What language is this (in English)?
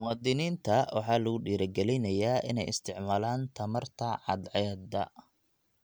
Somali